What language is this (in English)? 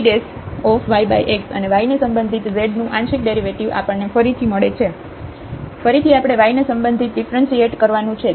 Gujarati